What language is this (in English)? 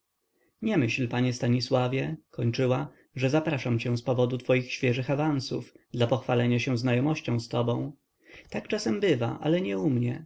Polish